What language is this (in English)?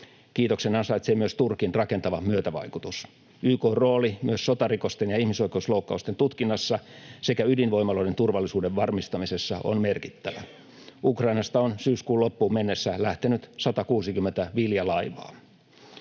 Finnish